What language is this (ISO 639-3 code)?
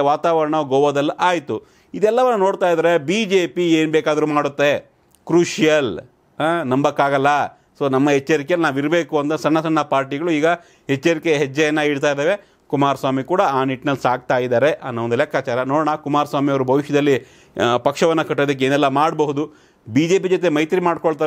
hin